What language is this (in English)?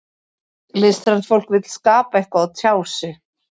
Icelandic